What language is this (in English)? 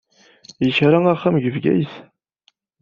Kabyle